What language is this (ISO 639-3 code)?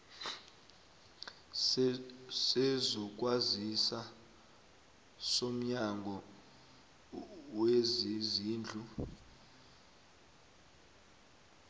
nbl